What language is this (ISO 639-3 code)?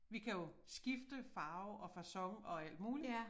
dan